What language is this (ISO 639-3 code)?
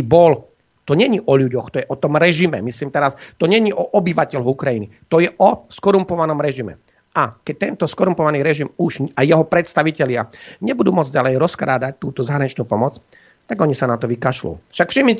slk